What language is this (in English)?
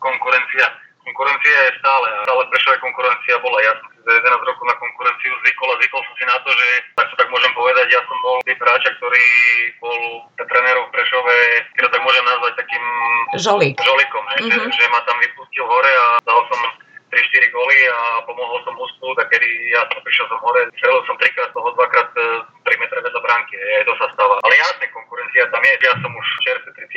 Slovak